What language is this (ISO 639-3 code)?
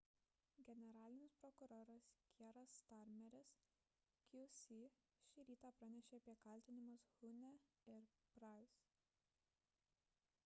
lit